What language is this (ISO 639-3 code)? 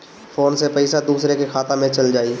bho